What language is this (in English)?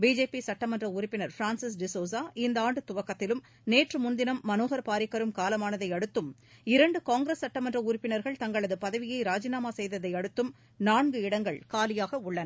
Tamil